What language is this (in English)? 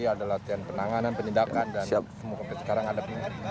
Indonesian